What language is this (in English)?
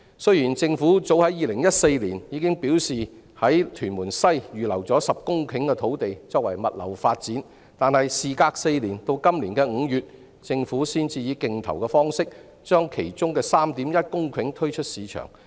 Cantonese